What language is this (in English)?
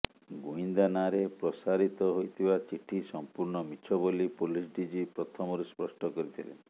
Odia